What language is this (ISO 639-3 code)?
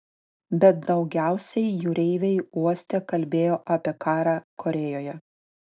lit